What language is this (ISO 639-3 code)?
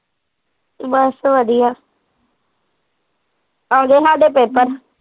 pan